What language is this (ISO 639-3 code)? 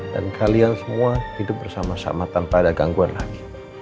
ind